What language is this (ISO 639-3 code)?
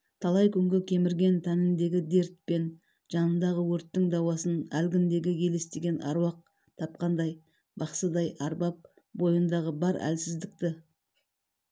kaz